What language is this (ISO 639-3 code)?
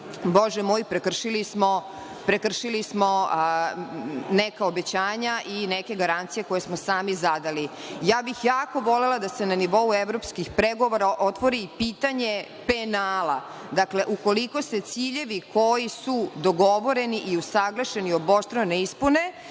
srp